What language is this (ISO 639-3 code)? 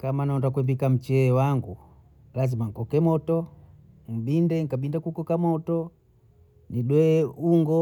bou